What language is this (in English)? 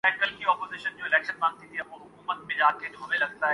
Urdu